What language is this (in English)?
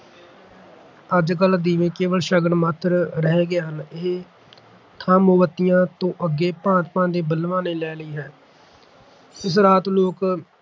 Punjabi